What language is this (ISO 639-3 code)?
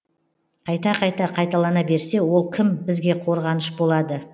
kaz